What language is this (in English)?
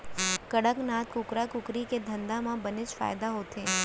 Chhattisgarhi